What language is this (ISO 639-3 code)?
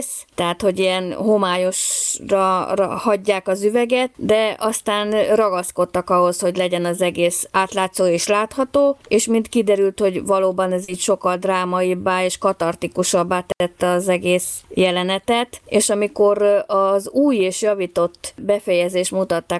hun